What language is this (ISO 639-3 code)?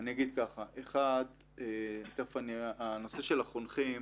heb